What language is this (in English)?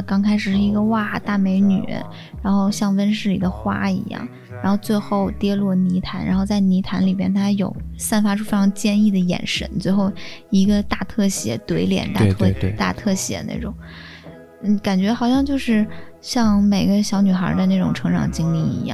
Chinese